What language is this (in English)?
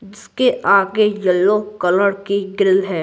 Hindi